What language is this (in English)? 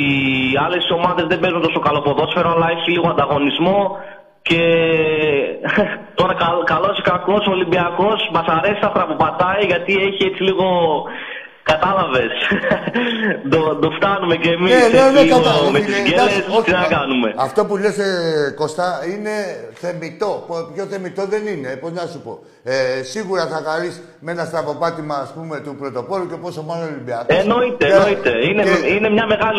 Greek